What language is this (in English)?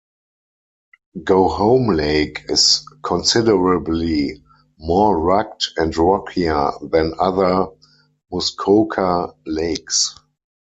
English